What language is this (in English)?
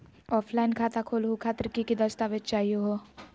Magahi